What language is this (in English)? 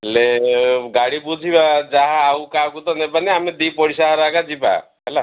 Odia